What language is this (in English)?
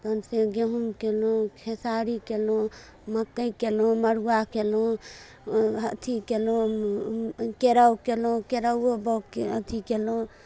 Maithili